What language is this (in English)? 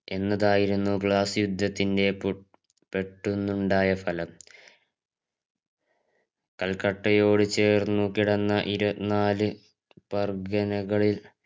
Malayalam